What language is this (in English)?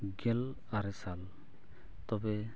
Santali